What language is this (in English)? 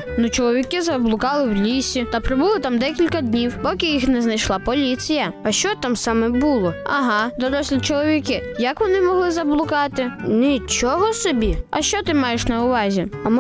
Ukrainian